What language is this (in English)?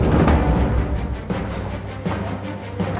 Indonesian